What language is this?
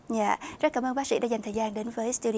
Vietnamese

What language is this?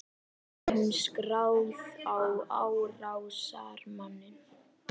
Icelandic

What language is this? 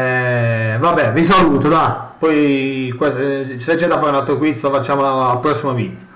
Italian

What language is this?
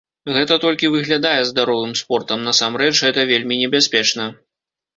Belarusian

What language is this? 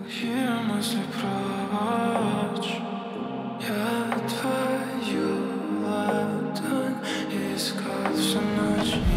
Korean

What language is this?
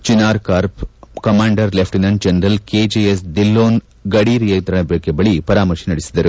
Kannada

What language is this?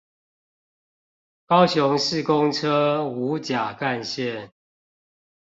Chinese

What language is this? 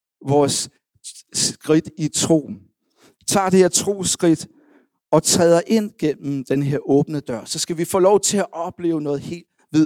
Danish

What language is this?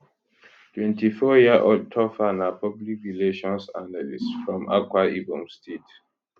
Nigerian Pidgin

